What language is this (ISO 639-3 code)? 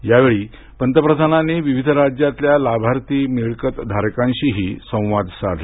mar